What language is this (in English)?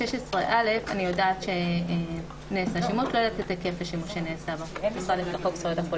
Hebrew